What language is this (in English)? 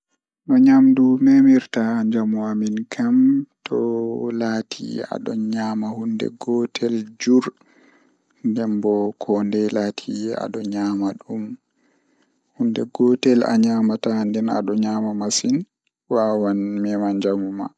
Fula